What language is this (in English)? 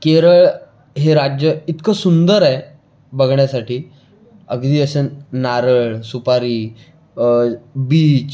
Marathi